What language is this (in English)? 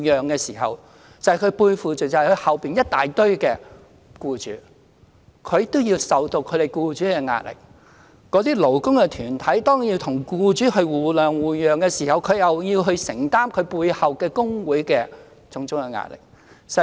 Cantonese